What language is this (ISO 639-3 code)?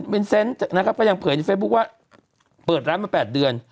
tha